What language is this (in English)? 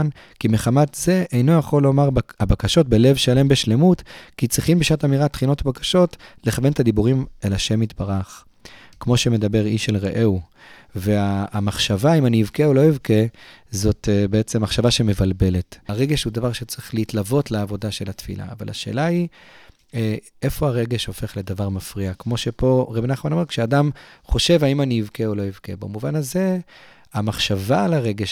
Hebrew